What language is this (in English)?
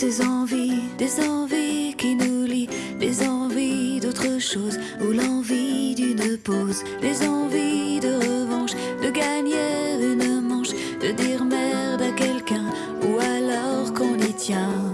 French